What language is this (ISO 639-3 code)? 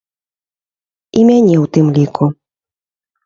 bel